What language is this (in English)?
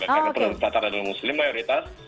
Indonesian